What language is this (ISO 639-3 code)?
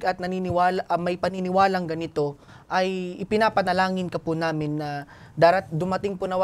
fil